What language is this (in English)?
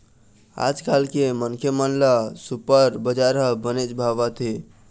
Chhattisgarhi